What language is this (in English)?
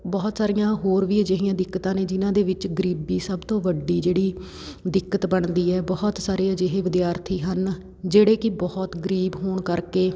Punjabi